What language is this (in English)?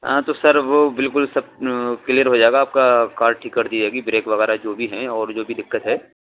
Urdu